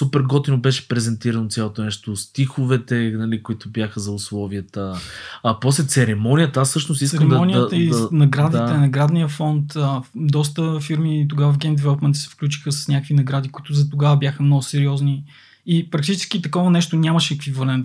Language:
Bulgarian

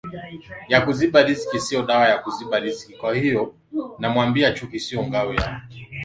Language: Swahili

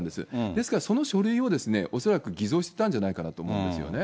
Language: Japanese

